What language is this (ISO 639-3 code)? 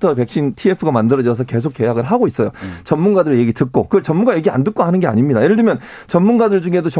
kor